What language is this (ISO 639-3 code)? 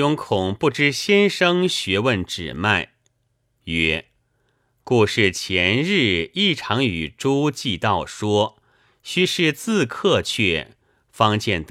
zho